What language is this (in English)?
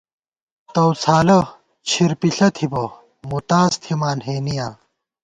Gawar-Bati